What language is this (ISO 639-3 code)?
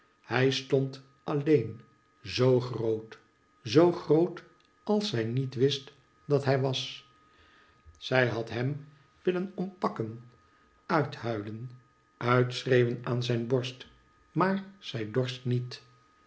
nld